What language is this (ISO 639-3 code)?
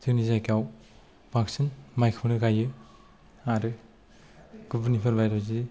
brx